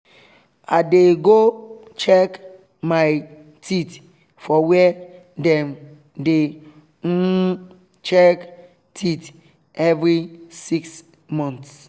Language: Nigerian Pidgin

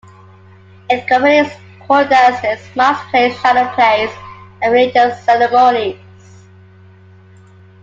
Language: English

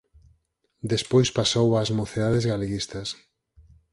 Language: Galician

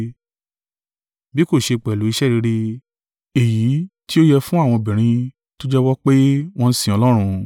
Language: Yoruba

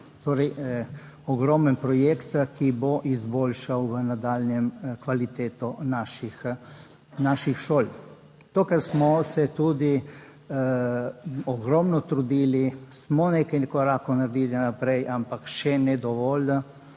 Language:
Slovenian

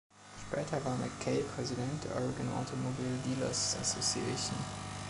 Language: German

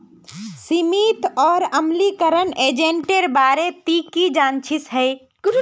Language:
Magahi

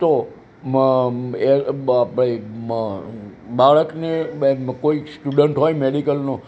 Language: Gujarati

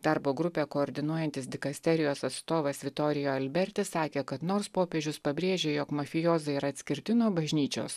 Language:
Lithuanian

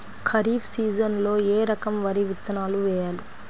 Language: Telugu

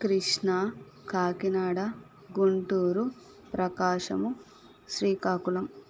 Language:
Telugu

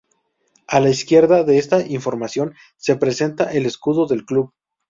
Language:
Spanish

